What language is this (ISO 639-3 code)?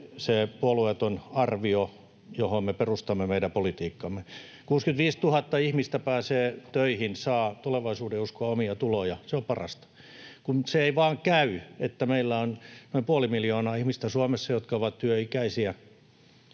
fin